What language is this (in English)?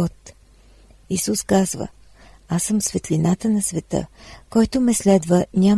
Bulgarian